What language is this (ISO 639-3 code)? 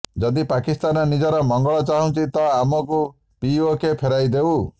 ori